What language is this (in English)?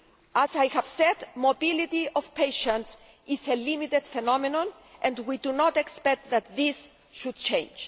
English